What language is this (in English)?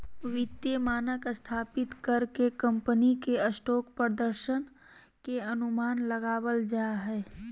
Magahi